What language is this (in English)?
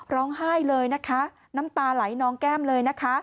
Thai